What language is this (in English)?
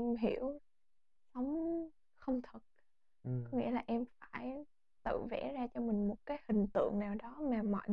Vietnamese